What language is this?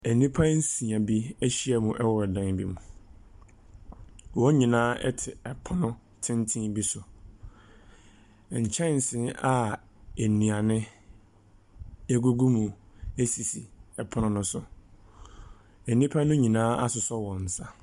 Akan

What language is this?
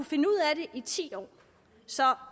Danish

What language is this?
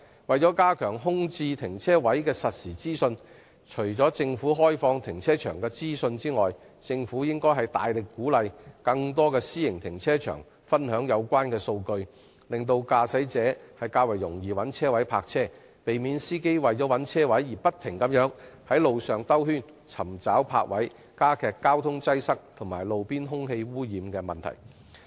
Cantonese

